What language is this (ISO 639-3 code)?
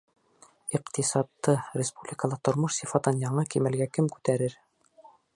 bak